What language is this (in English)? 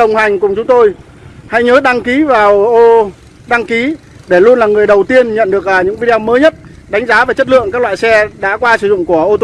Vietnamese